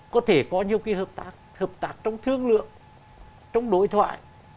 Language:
Vietnamese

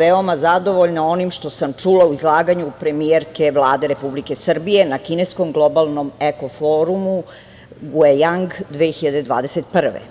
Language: Serbian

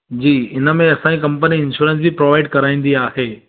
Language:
Sindhi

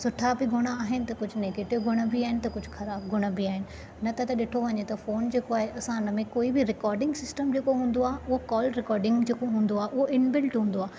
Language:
Sindhi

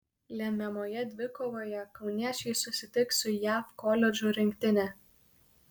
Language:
Lithuanian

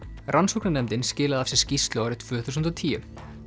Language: Icelandic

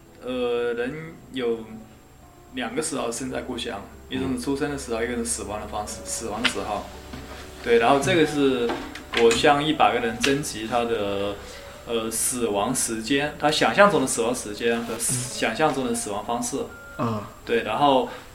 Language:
Chinese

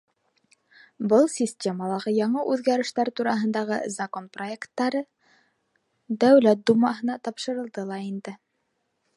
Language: Bashkir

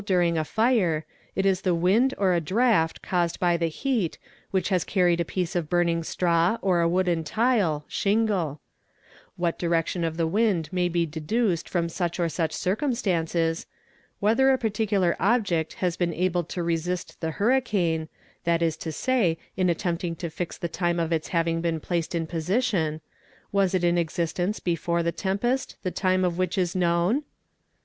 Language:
English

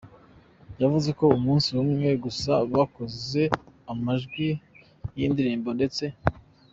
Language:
Kinyarwanda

